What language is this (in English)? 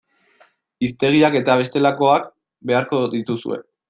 Basque